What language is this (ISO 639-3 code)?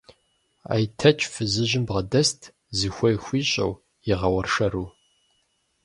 kbd